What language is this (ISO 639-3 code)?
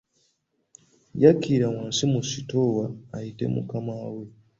lug